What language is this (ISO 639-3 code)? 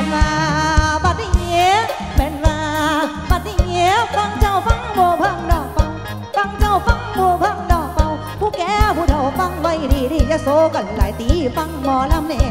tha